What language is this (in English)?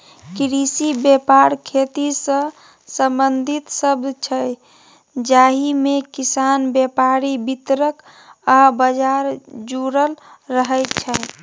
Maithili